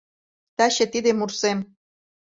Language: Mari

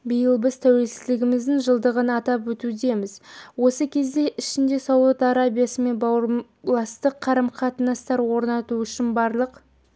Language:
Kazakh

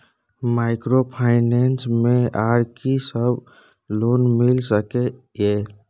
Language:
Maithili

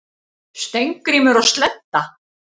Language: Icelandic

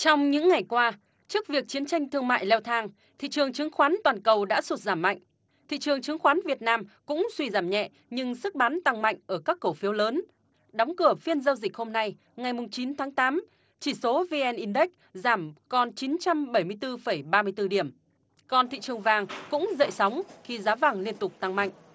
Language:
Vietnamese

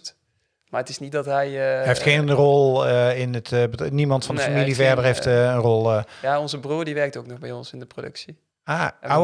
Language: Dutch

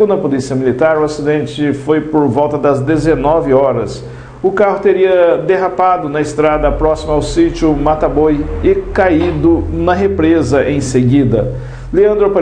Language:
Portuguese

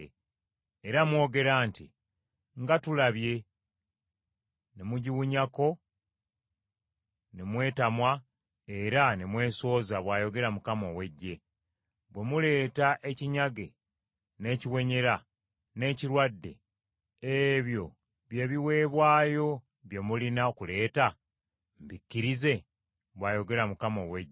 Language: Ganda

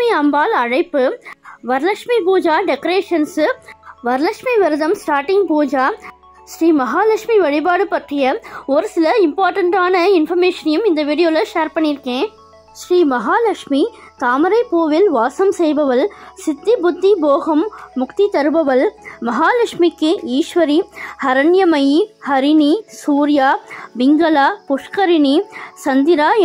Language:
Tamil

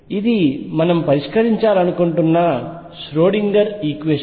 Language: Telugu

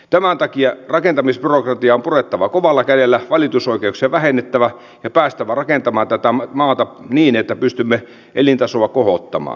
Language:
Finnish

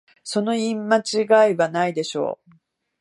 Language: Japanese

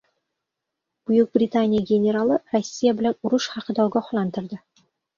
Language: Uzbek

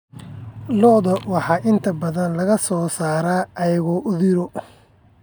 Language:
Somali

